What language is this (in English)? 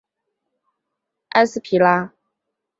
Chinese